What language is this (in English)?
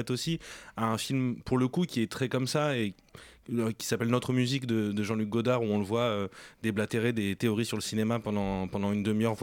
French